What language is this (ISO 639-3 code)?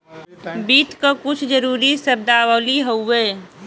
bho